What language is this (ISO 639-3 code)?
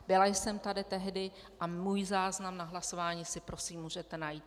ces